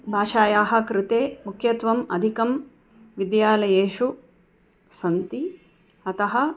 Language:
Sanskrit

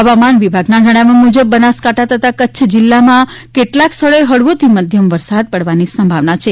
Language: Gujarati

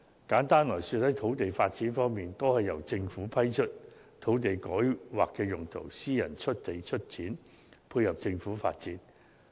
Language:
Cantonese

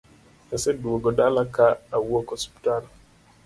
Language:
Luo (Kenya and Tanzania)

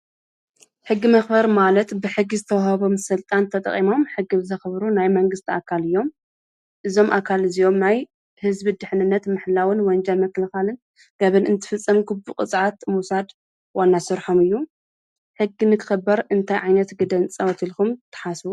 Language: Tigrinya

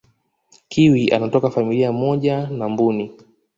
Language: Swahili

